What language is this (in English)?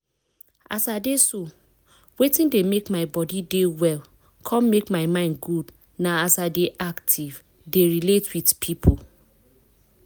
Nigerian Pidgin